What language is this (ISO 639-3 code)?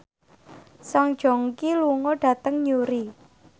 jav